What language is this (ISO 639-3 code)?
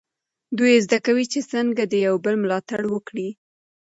pus